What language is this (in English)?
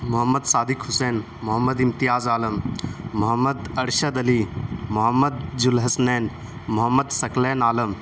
Urdu